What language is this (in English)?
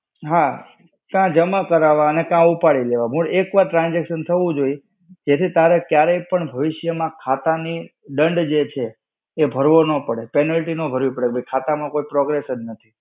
Gujarati